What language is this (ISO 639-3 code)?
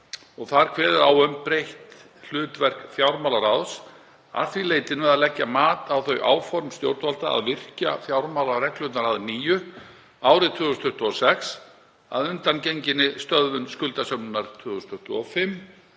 isl